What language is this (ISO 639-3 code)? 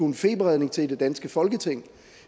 dan